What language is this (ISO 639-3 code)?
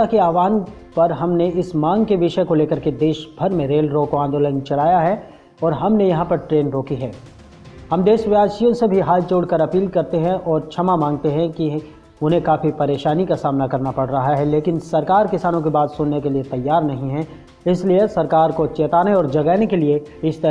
hin